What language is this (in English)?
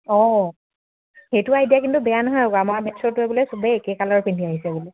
Assamese